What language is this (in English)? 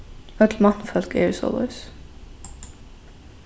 Faroese